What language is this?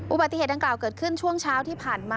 Thai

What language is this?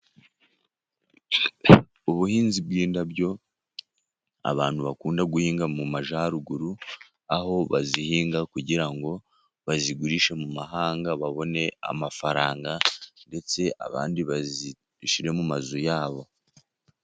Kinyarwanda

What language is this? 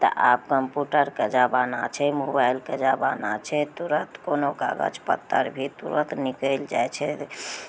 Maithili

